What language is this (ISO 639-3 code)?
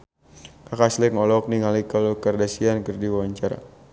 sun